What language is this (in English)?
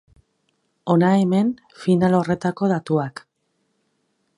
Basque